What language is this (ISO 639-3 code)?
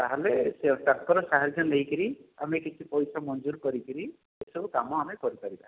ori